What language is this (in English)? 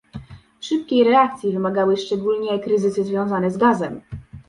Polish